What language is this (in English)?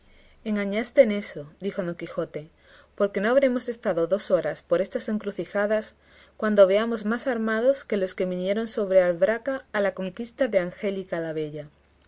Spanish